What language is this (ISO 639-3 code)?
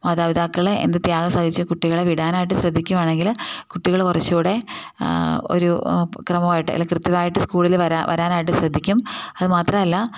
mal